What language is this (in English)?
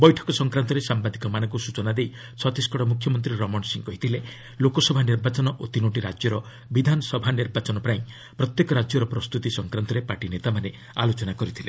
Odia